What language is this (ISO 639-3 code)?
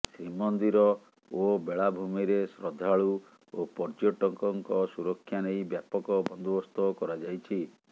ori